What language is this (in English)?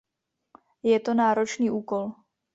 Czech